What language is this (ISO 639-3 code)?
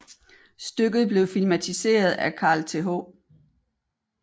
dan